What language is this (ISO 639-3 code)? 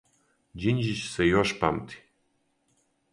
srp